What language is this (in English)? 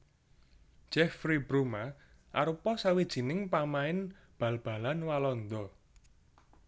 Javanese